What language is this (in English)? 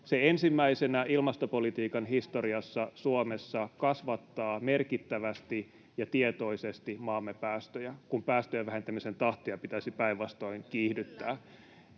Finnish